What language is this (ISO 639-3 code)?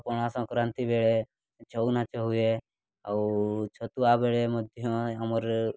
ori